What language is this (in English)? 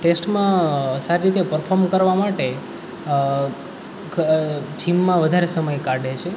Gujarati